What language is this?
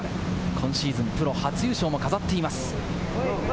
Japanese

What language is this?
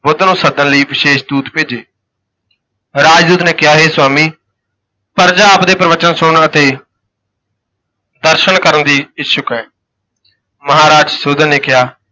Punjabi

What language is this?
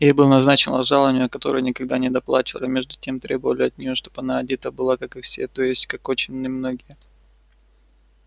Russian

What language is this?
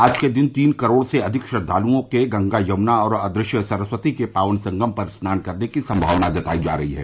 Hindi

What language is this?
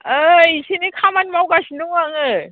Bodo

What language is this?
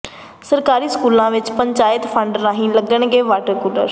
Punjabi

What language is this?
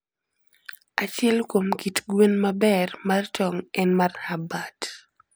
Luo (Kenya and Tanzania)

